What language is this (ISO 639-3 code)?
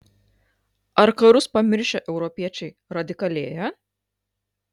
lit